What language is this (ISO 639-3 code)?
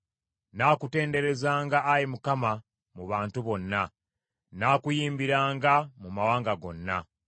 lug